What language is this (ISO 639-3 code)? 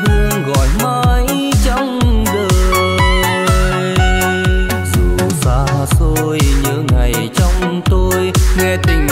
vie